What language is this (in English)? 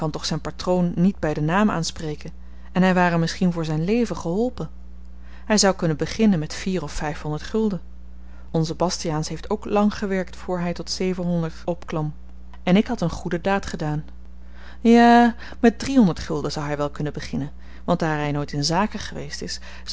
Dutch